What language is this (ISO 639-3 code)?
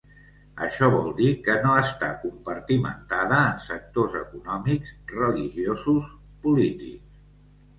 cat